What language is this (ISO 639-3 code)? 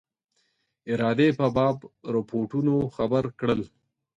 pus